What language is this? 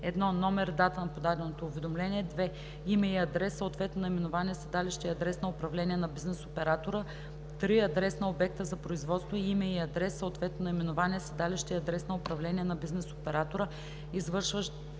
Bulgarian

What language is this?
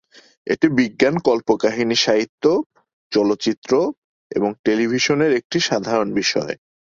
Bangla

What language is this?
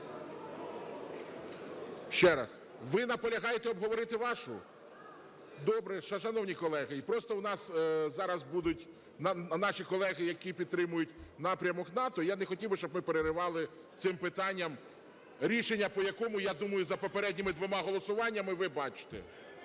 Ukrainian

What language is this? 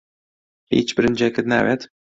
Central Kurdish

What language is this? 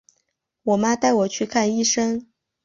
Chinese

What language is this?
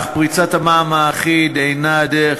Hebrew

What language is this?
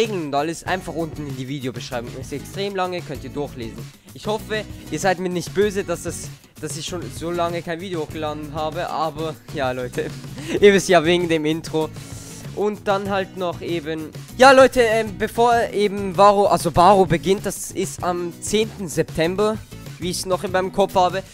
German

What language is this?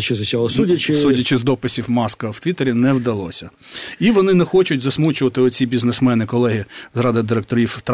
Ukrainian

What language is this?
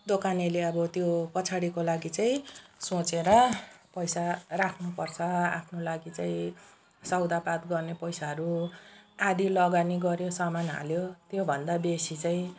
Nepali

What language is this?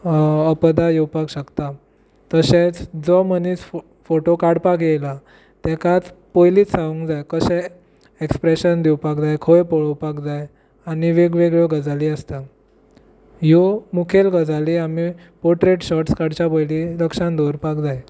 Konkani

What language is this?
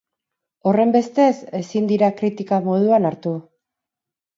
Basque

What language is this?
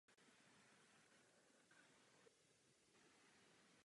Czech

